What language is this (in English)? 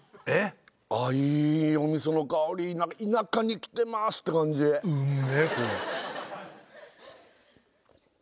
Japanese